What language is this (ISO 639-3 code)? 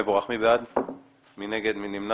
heb